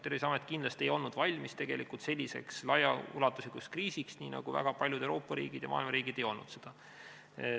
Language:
Estonian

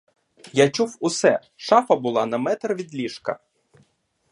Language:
Ukrainian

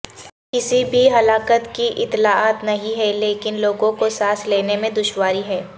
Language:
Urdu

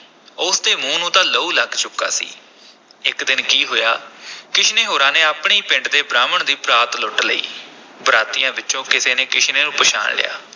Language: Punjabi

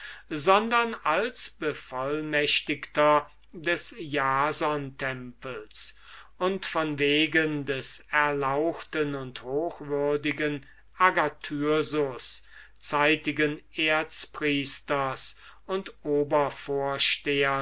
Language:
German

